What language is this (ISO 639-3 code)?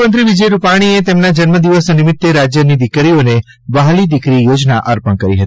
guj